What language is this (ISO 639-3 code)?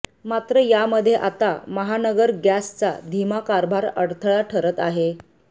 mar